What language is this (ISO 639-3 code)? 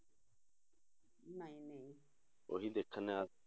pan